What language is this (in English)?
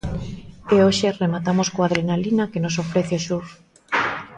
Galician